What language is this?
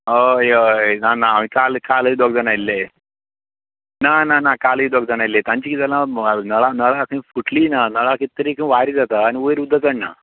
Konkani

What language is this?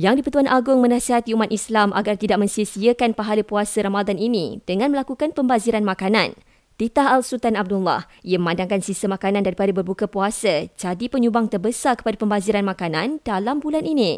Malay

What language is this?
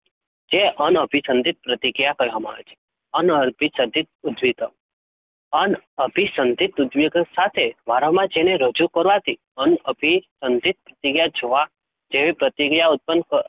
Gujarati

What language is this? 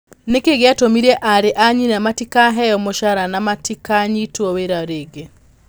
Kikuyu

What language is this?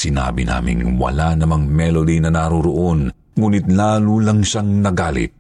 Filipino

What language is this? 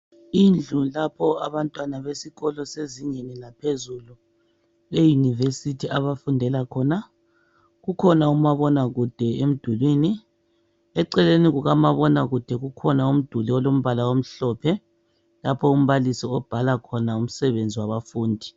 North Ndebele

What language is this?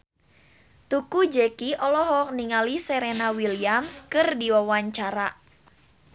Sundanese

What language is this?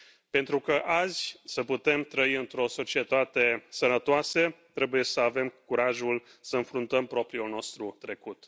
Romanian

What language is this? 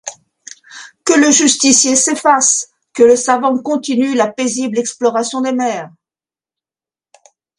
French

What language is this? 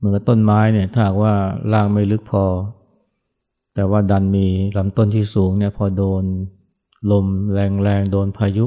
Thai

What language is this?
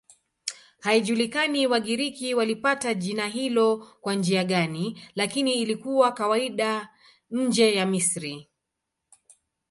Swahili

